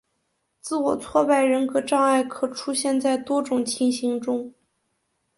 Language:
Chinese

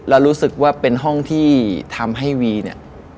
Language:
Thai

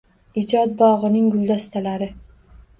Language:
Uzbek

